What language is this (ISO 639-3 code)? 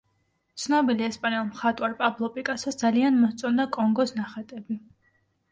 kat